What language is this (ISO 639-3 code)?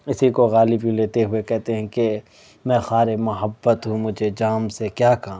urd